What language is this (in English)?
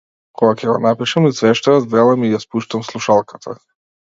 Macedonian